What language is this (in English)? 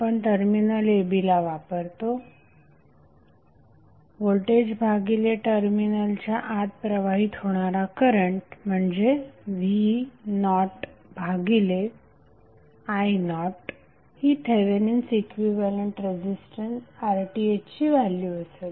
Marathi